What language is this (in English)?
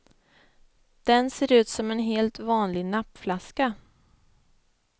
Swedish